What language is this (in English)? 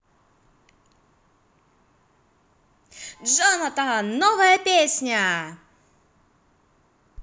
Russian